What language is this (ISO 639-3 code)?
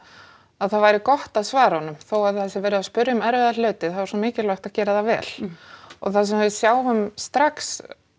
isl